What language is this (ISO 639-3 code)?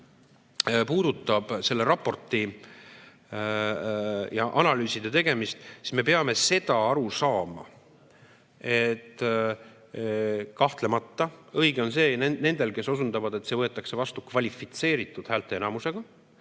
est